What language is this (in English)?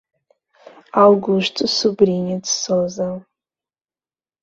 Portuguese